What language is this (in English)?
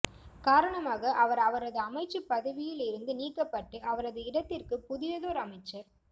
Tamil